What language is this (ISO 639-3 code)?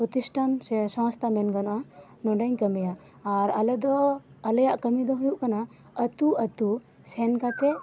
sat